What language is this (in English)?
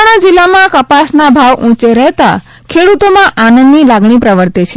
Gujarati